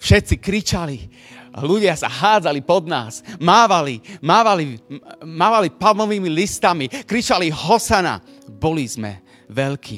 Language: Slovak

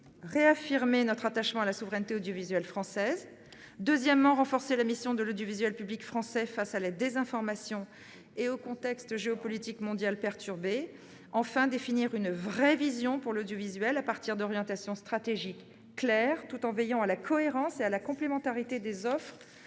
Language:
French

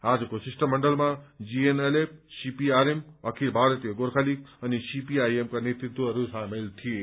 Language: Nepali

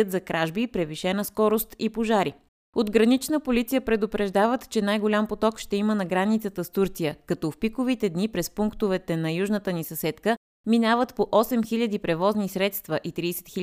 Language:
Bulgarian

